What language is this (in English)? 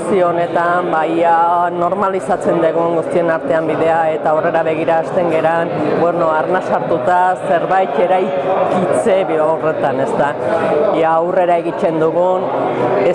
Italian